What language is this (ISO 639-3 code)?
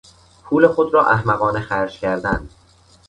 fas